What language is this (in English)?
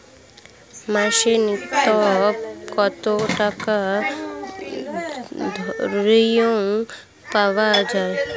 Bangla